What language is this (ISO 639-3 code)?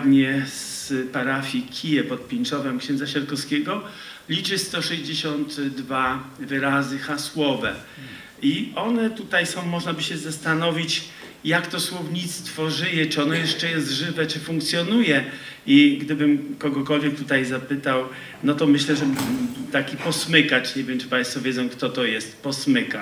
pol